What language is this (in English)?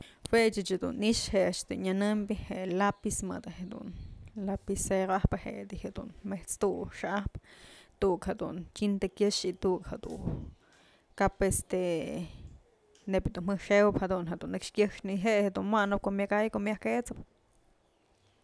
Mazatlán Mixe